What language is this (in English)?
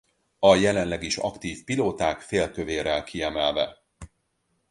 Hungarian